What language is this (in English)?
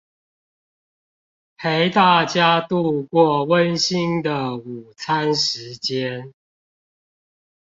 Chinese